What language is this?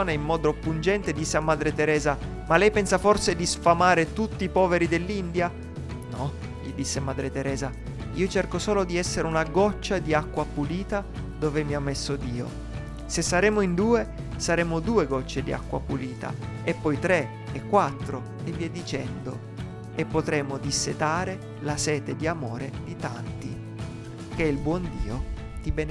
Italian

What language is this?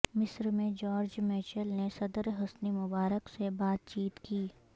Urdu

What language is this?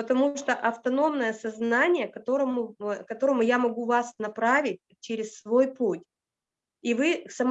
Russian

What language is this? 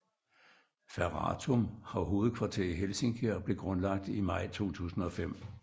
Danish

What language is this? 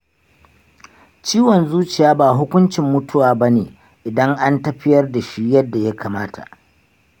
Hausa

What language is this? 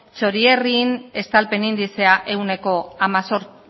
Basque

